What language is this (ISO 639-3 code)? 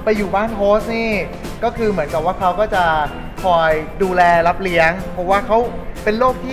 tha